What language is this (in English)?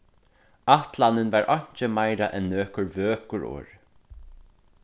Faroese